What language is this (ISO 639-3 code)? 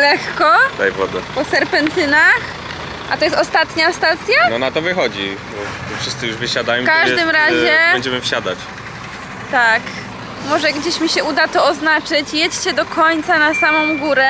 pol